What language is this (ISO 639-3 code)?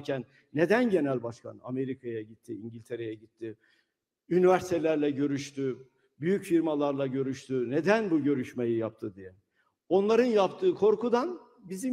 tur